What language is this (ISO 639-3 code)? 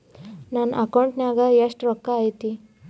kan